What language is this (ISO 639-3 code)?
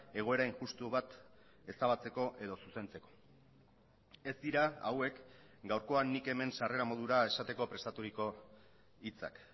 eus